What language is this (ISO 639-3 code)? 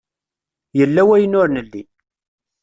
kab